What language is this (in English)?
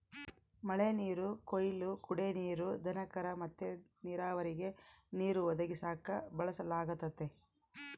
Kannada